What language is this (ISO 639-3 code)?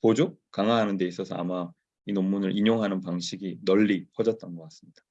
kor